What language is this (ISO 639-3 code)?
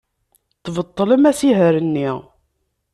kab